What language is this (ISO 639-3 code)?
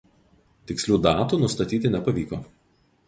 lit